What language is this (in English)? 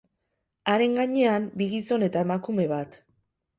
Basque